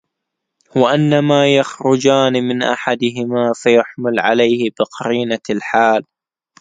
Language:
Arabic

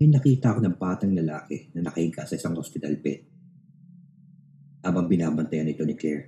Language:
Filipino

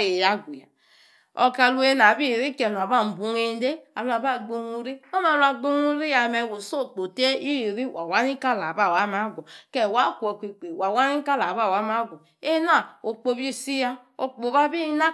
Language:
Yace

